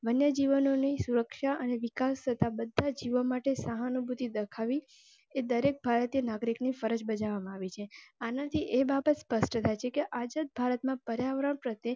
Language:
Gujarati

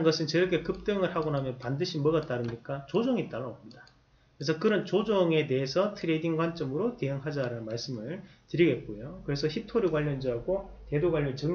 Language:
Korean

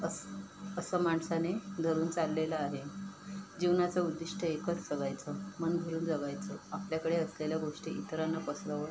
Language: Marathi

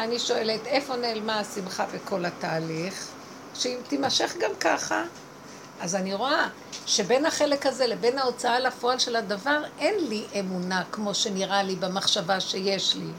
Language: Hebrew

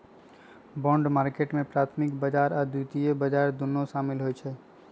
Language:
Magahi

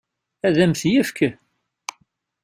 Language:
Kabyle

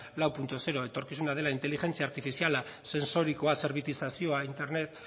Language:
Basque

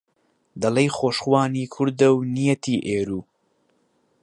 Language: Central Kurdish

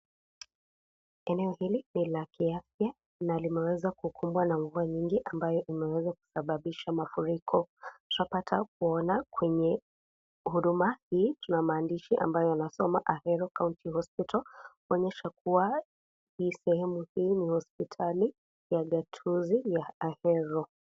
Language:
Swahili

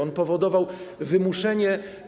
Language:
Polish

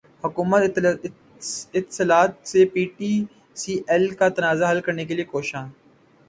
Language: Urdu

